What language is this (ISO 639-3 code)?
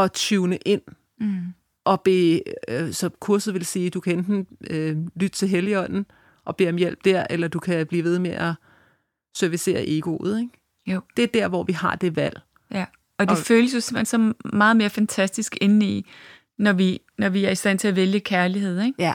dan